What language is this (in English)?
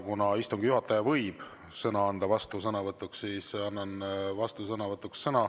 Estonian